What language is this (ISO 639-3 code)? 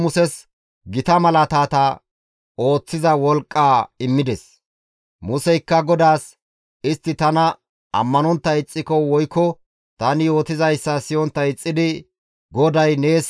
gmv